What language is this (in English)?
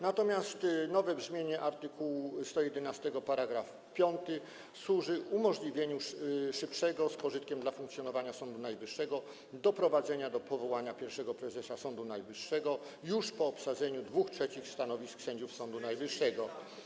Polish